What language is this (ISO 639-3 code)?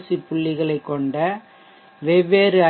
tam